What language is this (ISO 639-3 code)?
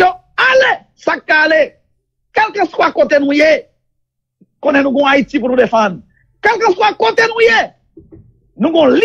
fra